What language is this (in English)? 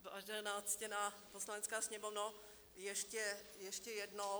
Czech